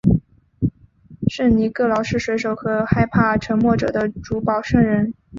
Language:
Chinese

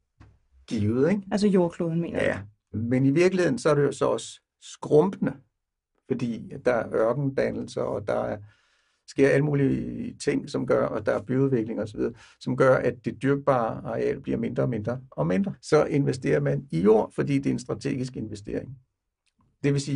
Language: Danish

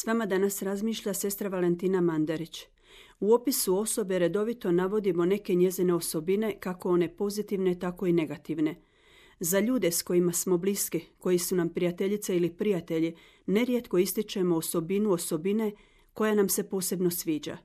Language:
Croatian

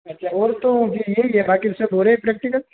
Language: Hindi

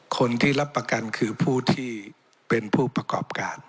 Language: Thai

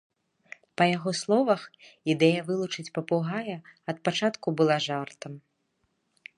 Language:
Belarusian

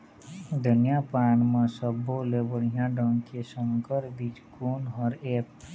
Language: Chhattisgarhi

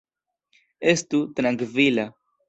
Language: Esperanto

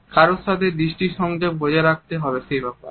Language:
Bangla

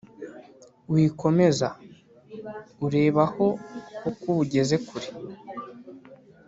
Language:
Kinyarwanda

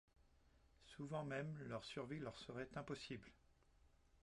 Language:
French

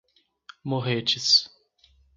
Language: Portuguese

